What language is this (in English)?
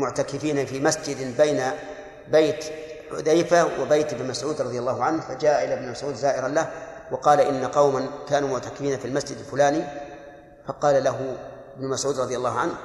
Arabic